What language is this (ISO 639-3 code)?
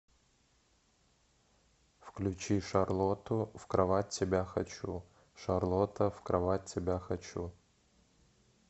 rus